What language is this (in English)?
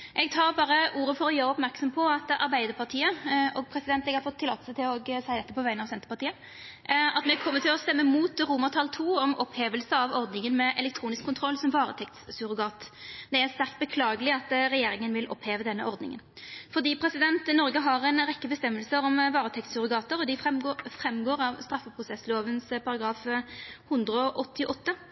Norwegian Nynorsk